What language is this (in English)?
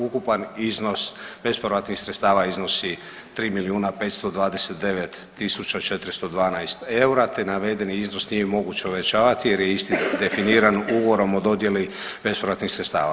Croatian